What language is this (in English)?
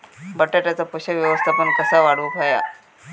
Marathi